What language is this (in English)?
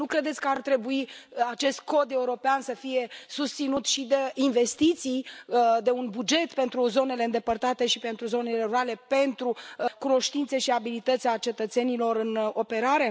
Romanian